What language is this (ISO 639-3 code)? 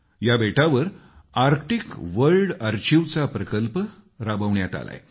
mar